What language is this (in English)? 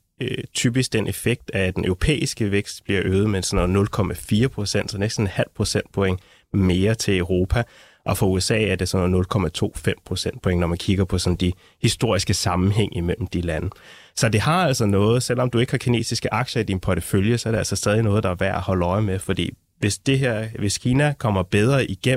Danish